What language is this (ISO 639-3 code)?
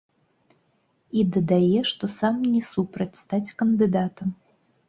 bel